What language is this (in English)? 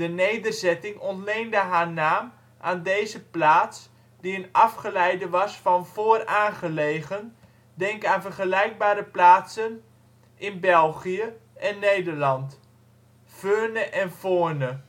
Dutch